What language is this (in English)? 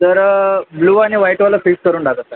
Marathi